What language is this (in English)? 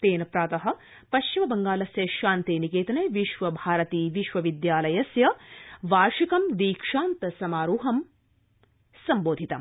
Sanskrit